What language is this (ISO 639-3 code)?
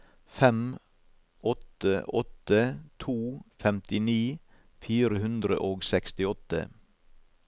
nor